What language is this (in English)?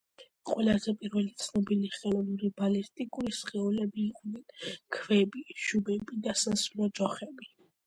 Georgian